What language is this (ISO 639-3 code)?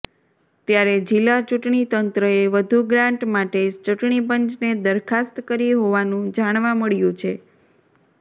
guj